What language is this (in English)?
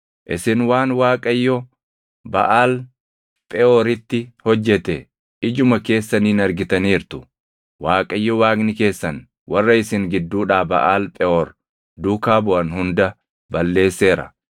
Oromo